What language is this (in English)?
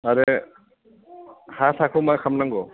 Bodo